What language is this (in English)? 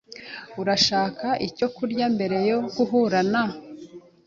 Kinyarwanda